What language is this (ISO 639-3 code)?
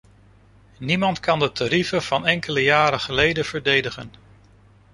nld